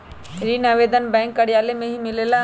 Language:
Magahi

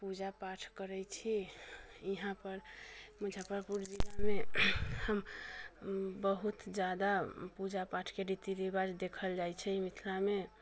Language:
Maithili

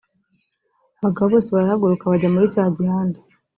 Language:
Kinyarwanda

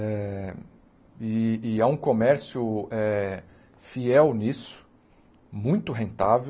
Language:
Portuguese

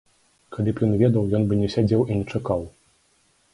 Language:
Belarusian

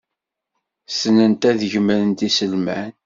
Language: Kabyle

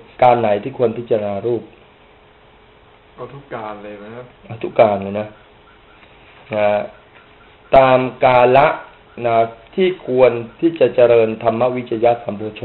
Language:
Thai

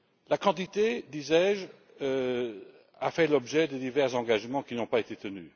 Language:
French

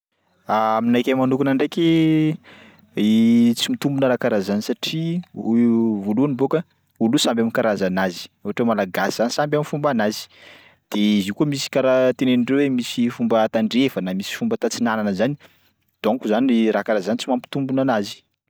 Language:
Sakalava Malagasy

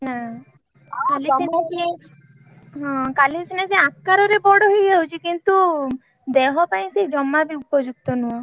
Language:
Odia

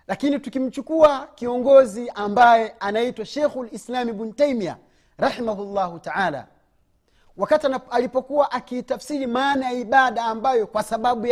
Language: Swahili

